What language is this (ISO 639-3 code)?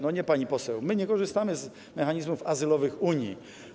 pol